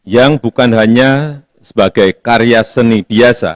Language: Indonesian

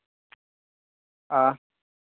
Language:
Santali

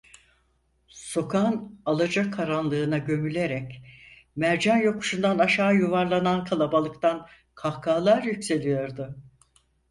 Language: Turkish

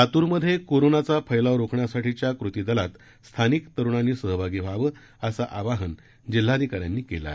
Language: Marathi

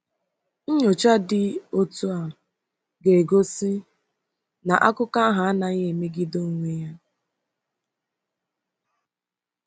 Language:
Igbo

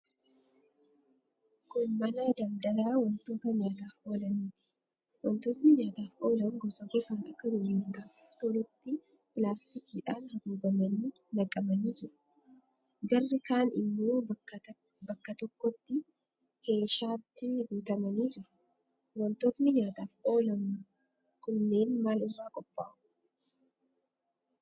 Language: Oromo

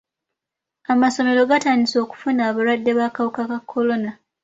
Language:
Ganda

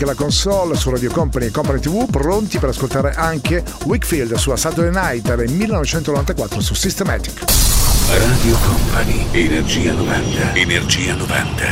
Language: Italian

